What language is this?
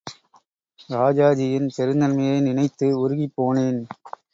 Tamil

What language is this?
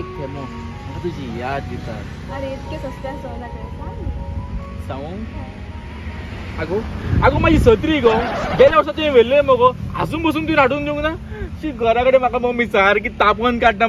Arabic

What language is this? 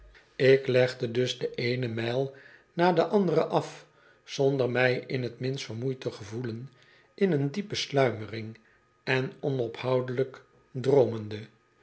Dutch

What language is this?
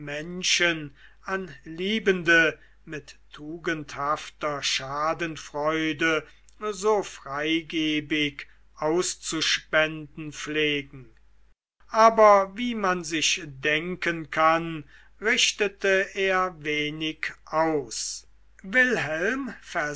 German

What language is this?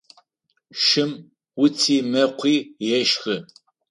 Adyghe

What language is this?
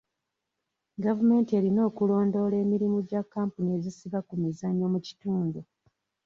Ganda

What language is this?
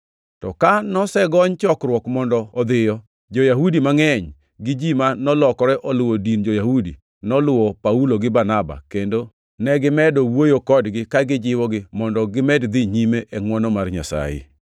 Luo (Kenya and Tanzania)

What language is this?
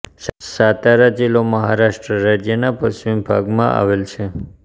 Gujarati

